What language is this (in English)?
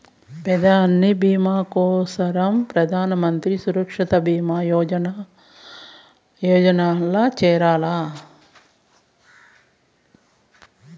Telugu